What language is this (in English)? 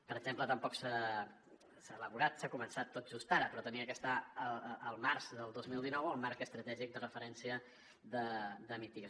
Catalan